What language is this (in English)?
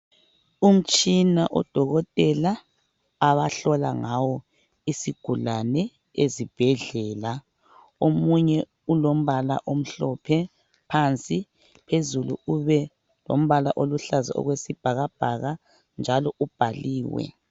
North Ndebele